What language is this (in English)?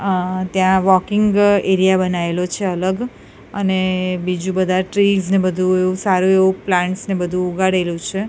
Gujarati